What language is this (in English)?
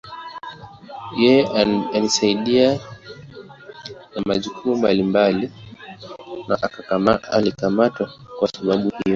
Swahili